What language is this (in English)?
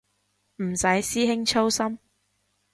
Cantonese